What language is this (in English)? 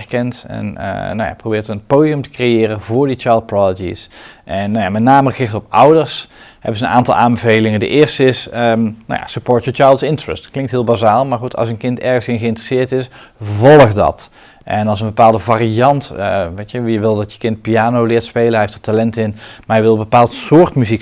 Dutch